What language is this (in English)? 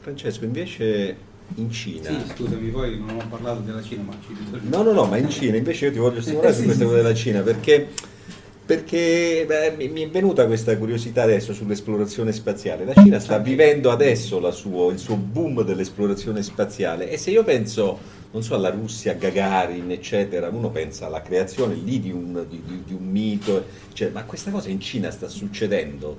Italian